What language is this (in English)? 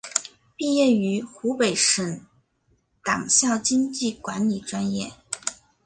Chinese